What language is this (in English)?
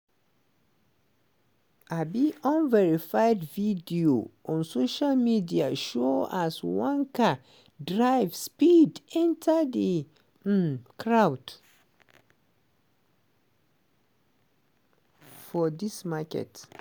Nigerian Pidgin